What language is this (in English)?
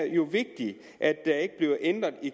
Danish